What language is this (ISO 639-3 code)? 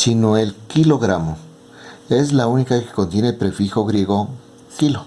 spa